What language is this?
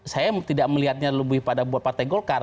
Indonesian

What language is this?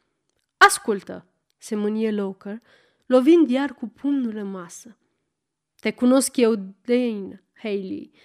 Romanian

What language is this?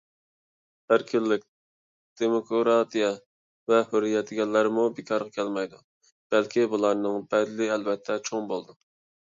Uyghur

